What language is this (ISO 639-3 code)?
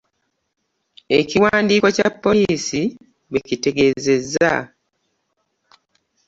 lug